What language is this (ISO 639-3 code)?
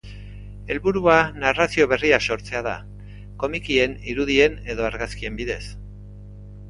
eus